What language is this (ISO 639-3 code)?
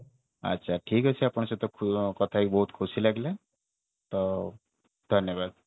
ori